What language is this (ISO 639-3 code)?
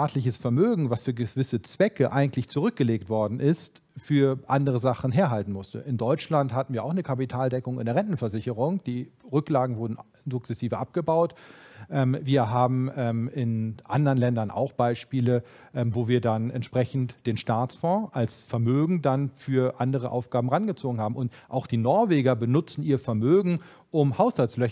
deu